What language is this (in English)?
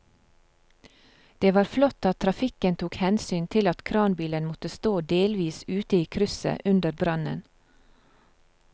Norwegian